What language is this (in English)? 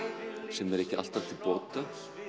Icelandic